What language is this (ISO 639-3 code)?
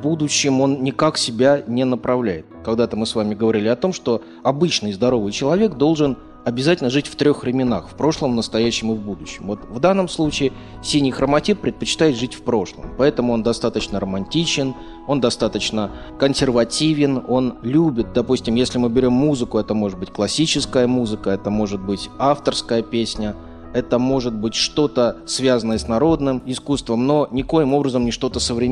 rus